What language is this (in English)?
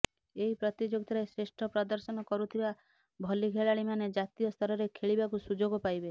Odia